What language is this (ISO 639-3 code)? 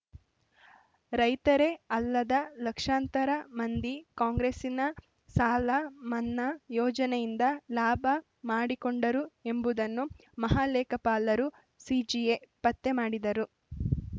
kan